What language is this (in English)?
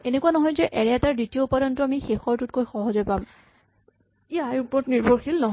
Assamese